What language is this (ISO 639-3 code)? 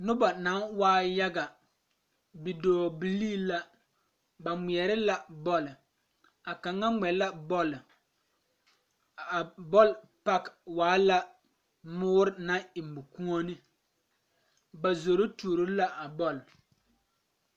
dga